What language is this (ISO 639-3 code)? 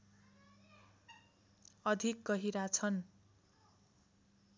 nep